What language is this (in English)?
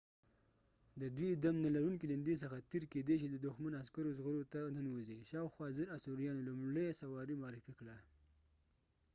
Pashto